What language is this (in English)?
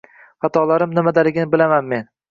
Uzbek